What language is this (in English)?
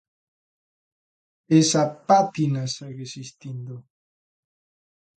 Galician